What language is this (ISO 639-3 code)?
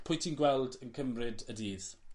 cym